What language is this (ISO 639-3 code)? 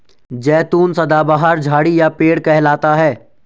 hin